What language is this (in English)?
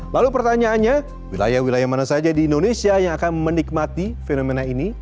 Indonesian